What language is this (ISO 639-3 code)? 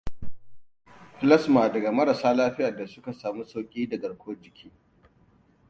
hau